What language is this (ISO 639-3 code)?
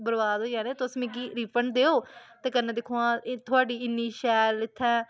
doi